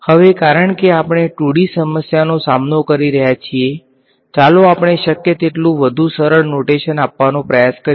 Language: Gujarati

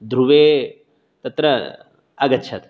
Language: Sanskrit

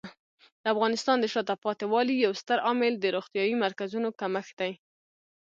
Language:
Pashto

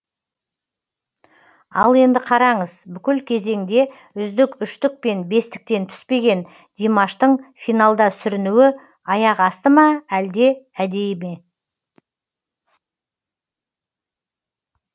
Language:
Kazakh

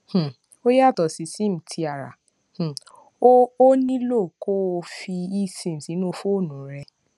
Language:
Yoruba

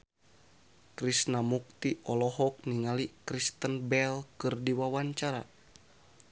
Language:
Sundanese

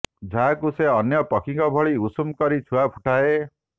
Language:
Odia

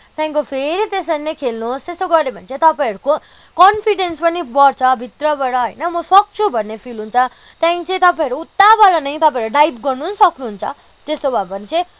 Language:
Nepali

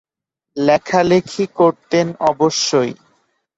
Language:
Bangla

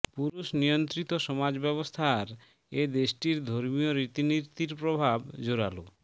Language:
Bangla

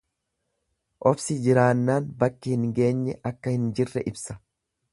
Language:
Oromo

